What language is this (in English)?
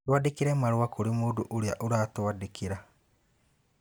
Kikuyu